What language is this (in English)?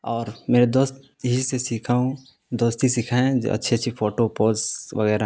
Urdu